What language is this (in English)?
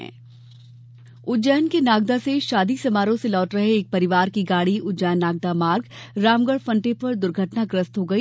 Hindi